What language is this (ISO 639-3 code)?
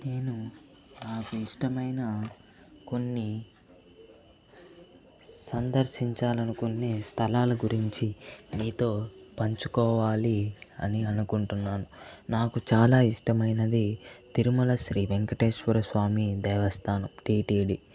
tel